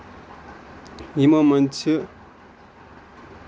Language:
Kashmiri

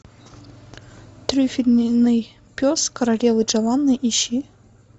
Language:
Russian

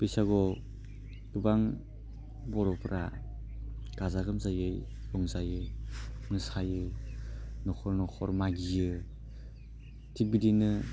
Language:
Bodo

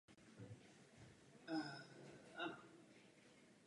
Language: Czech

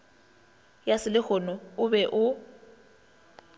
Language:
Northern Sotho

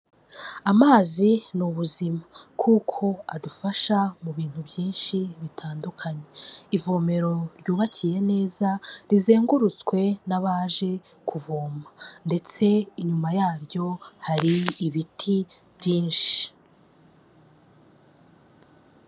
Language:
Kinyarwanda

